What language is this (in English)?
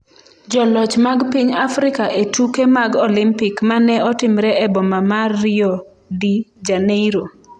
Luo (Kenya and Tanzania)